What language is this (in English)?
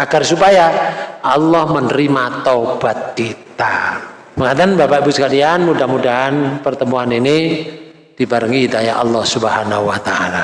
Indonesian